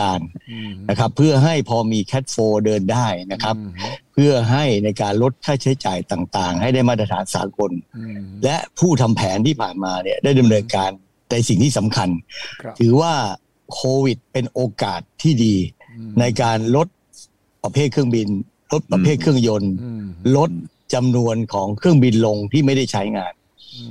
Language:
Thai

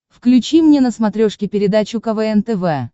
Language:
Russian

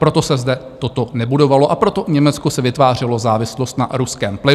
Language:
Czech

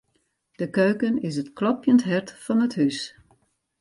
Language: Western Frisian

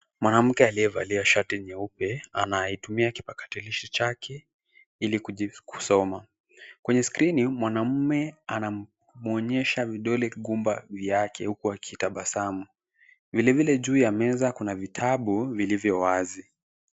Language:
Swahili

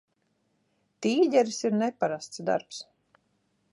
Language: Latvian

